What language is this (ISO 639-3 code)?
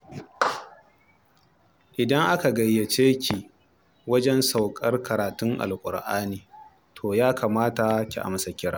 hau